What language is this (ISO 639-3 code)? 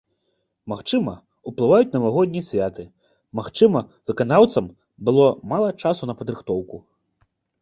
bel